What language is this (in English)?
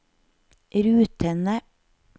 Norwegian